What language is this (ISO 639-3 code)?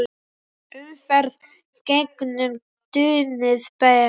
isl